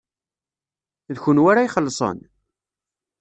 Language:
Kabyle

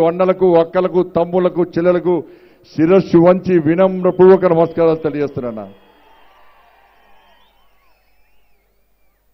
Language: Romanian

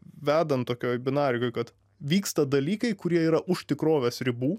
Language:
Lithuanian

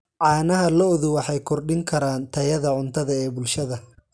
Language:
Somali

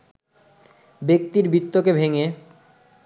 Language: Bangla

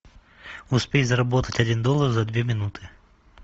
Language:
Russian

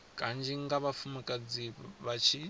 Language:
Venda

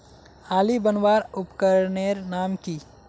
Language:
Magahi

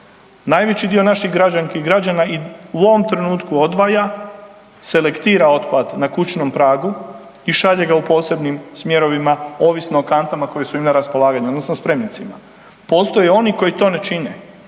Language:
Croatian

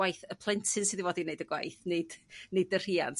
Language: Welsh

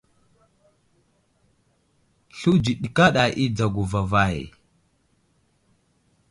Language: Wuzlam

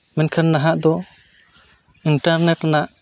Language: Santali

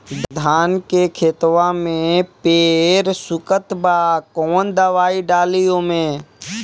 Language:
Bhojpuri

